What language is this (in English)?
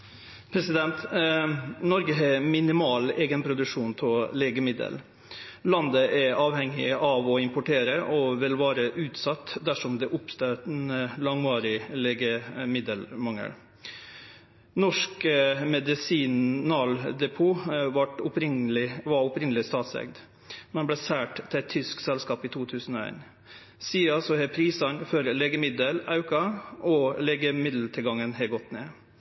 Norwegian